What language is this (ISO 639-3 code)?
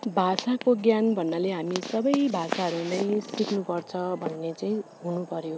nep